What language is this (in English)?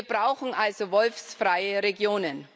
German